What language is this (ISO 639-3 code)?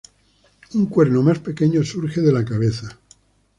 spa